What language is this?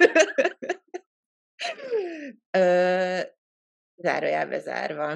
Hungarian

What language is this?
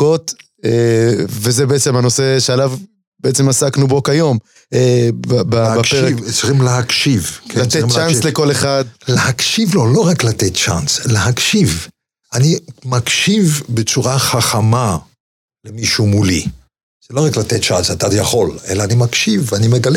Hebrew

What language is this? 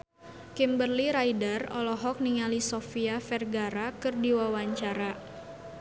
Sundanese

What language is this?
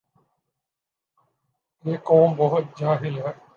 Urdu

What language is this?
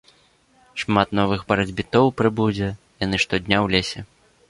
Belarusian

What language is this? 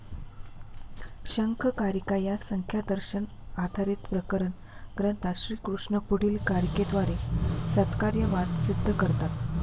Marathi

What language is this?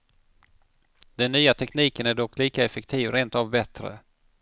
Swedish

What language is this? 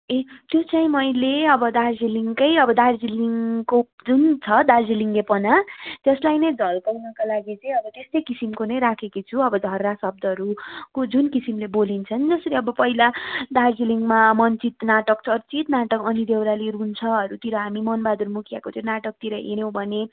Nepali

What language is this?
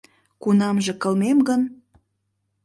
Mari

